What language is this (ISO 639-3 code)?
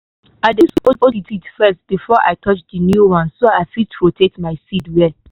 pcm